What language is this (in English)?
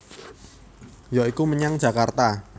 Javanese